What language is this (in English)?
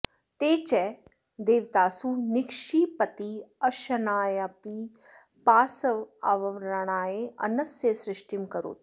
Sanskrit